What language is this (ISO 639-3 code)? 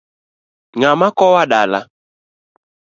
luo